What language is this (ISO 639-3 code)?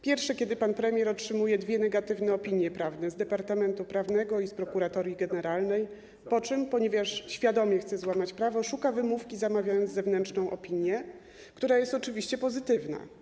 pol